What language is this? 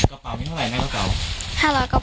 Thai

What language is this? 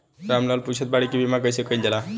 Bhojpuri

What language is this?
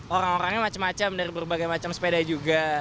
Indonesian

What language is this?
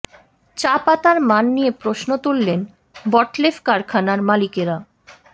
Bangla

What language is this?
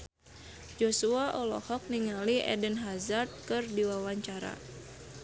Sundanese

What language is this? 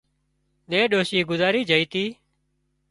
Wadiyara Koli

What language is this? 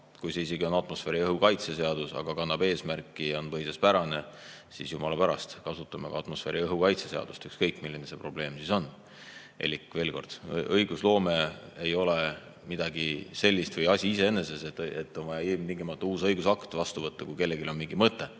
Estonian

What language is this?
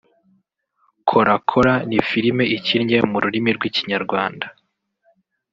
Kinyarwanda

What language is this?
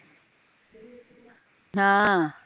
Punjabi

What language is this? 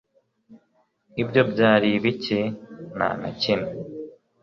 Kinyarwanda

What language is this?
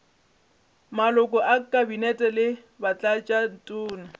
Northern Sotho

